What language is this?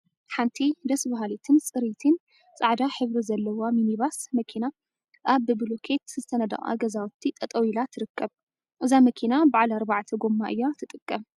Tigrinya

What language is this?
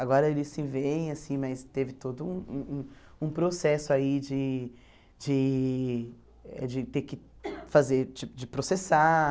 Portuguese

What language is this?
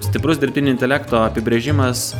Lithuanian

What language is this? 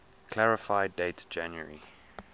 English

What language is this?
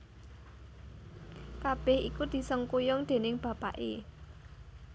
Javanese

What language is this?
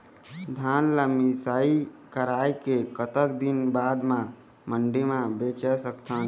Chhattisgarhi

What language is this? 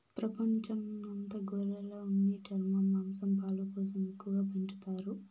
Telugu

